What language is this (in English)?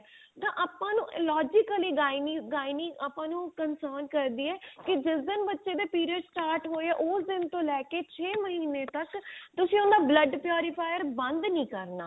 Punjabi